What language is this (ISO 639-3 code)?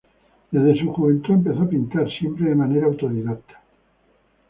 spa